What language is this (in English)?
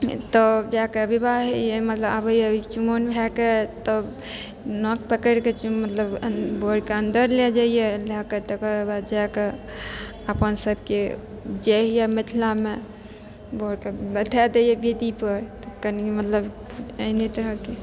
Maithili